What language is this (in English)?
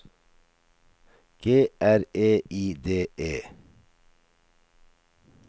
Norwegian